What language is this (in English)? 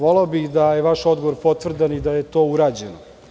Serbian